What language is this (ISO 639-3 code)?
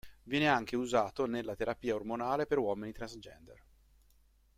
ita